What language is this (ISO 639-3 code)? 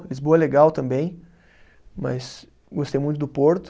por